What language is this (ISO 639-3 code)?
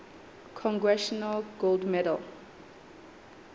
sot